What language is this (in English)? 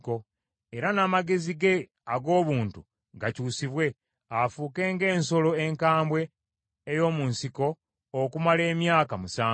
Ganda